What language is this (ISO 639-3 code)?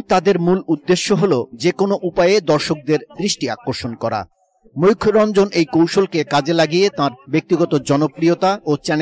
ben